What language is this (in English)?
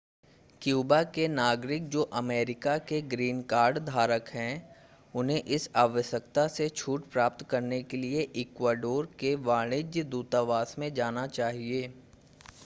Hindi